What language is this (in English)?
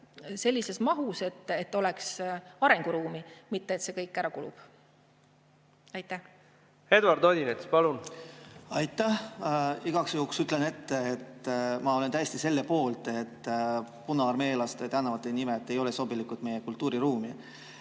Estonian